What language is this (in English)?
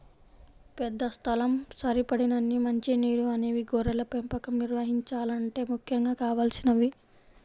Telugu